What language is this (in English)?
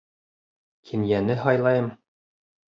Bashkir